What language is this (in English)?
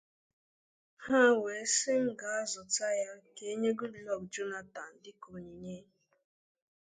Igbo